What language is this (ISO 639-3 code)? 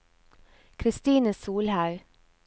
nor